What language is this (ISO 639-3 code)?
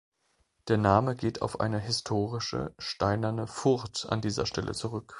deu